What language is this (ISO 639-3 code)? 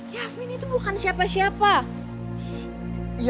ind